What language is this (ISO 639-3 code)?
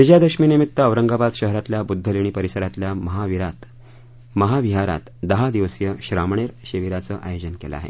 mar